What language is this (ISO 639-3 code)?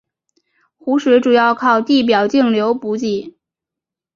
zho